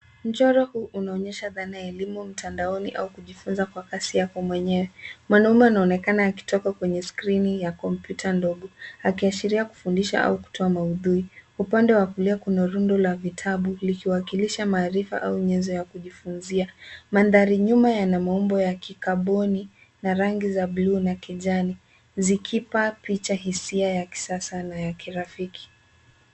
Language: Swahili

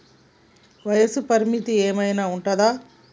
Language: Telugu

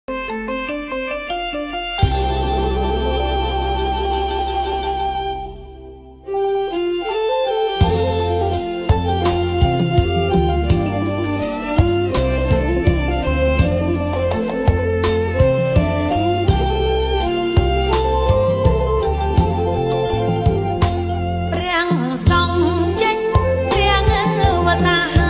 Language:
Vietnamese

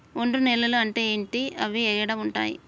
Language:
Telugu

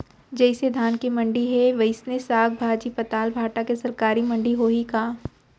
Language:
Chhattisgarhi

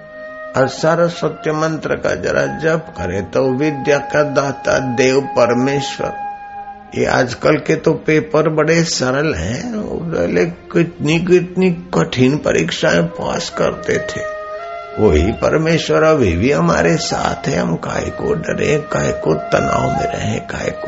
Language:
Hindi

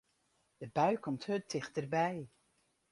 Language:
Western Frisian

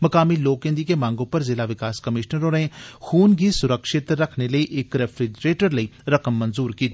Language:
Dogri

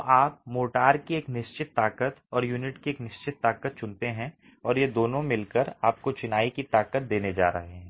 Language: Hindi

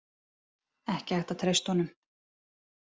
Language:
Icelandic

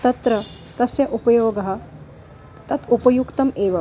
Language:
Sanskrit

